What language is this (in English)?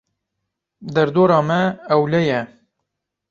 Kurdish